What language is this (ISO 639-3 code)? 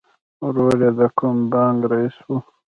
pus